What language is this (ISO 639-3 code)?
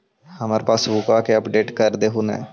mag